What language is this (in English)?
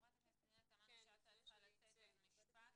Hebrew